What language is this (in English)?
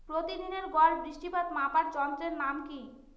Bangla